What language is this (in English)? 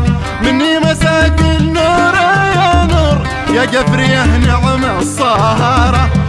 Arabic